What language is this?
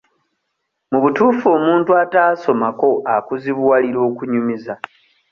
Ganda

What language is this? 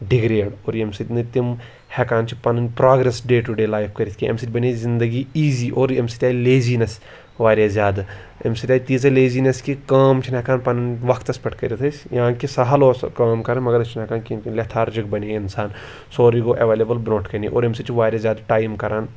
Kashmiri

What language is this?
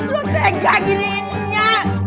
Indonesian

